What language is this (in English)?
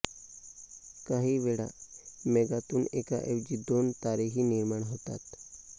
Marathi